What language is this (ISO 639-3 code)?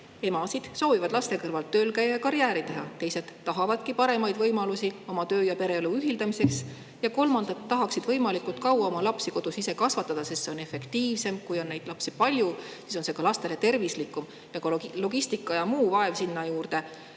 est